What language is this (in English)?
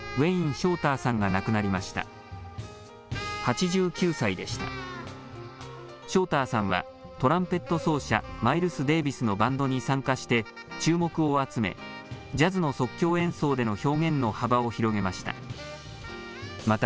Japanese